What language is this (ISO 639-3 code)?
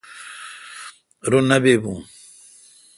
xka